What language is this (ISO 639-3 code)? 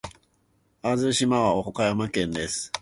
jpn